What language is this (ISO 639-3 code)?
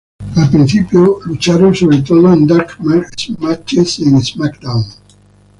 spa